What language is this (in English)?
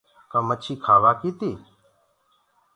Gurgula